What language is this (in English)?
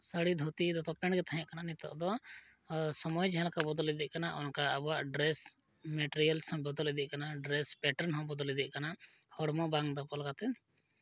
Santali